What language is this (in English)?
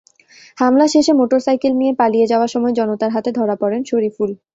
Bangla